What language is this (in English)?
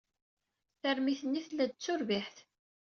Kabyle